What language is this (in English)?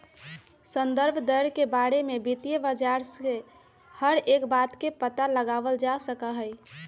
Magahi